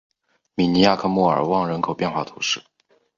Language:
Chinese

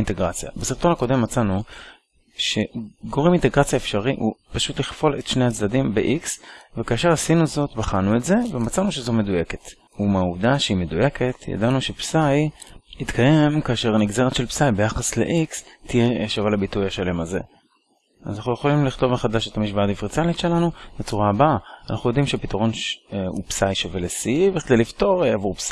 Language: Hebrew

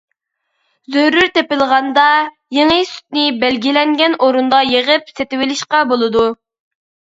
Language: Uyghur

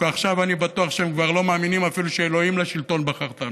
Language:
Hebrew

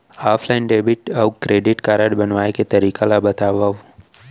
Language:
Chhattisgarhi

